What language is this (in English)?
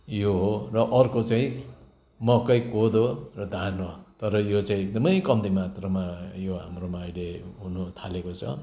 Nepali